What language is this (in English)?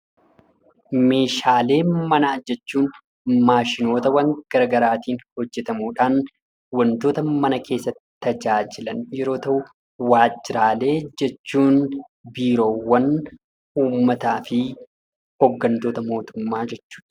Oromo